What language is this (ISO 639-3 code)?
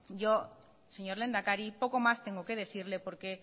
spa